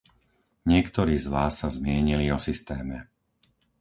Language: Slovak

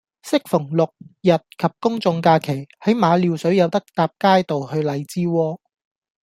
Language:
Cantonese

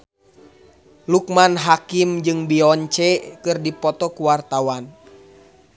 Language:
Sundanese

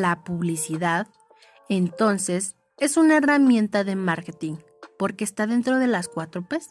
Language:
Spanish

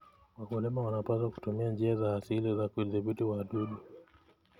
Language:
Kalenjin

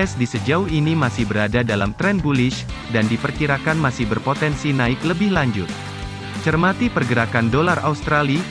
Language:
Indonesian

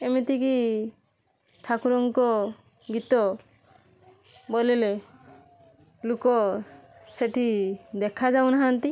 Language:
Odia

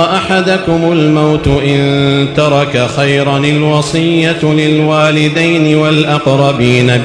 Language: Arabic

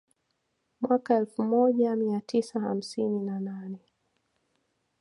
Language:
Swahili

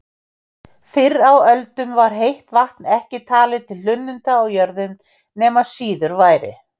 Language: Icelandic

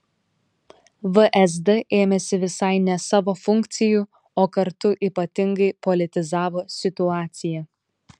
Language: Lithuanian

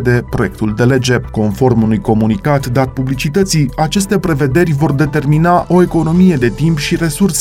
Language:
Romanian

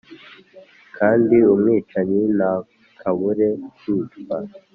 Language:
Kinyarwanda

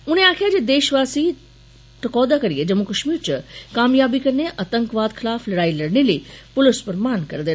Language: Dogri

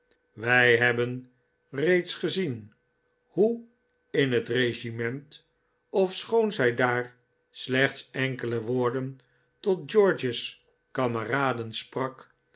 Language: Dutch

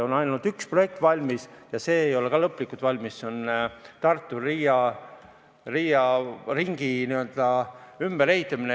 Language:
Estonian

